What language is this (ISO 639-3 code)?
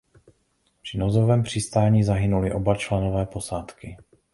ces